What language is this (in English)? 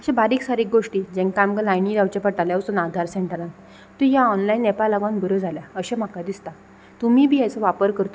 Konkani